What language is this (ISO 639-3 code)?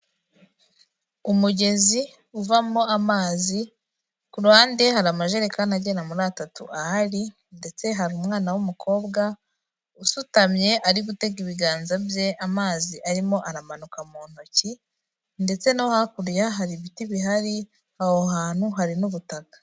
kin